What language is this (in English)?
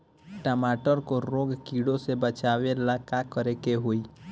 Bhojpuri